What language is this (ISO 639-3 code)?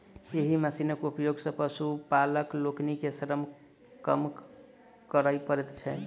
mai